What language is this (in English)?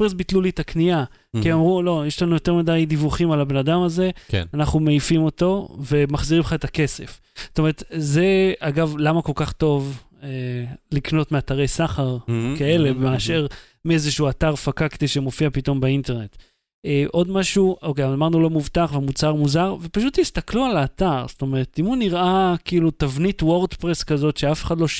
Hebrew